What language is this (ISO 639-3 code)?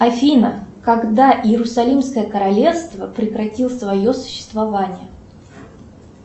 rus